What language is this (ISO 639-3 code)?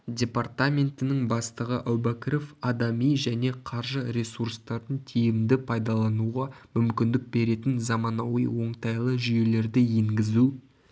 kaz